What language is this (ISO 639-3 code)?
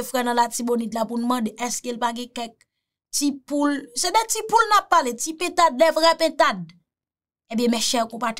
fra